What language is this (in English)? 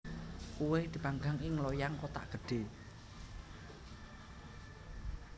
Javanese